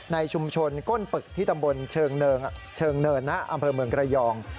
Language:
Thai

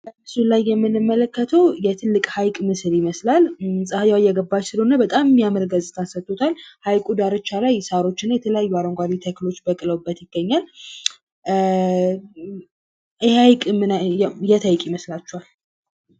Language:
Amharic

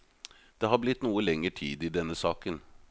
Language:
Norwegian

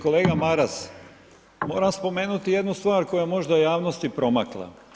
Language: Croatian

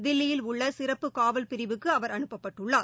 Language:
Tamil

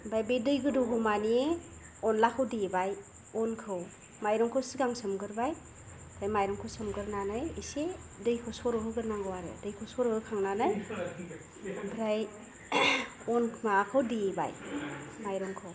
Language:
Bodo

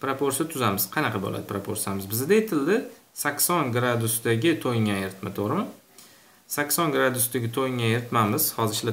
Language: Turkish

